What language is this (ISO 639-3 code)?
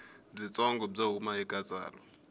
tso